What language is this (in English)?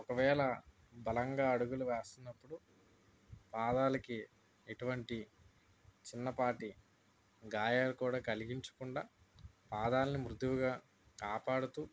Telugu